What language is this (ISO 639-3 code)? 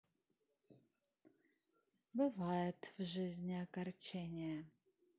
rus